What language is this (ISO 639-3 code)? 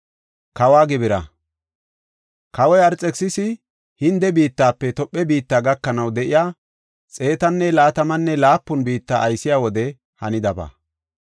gof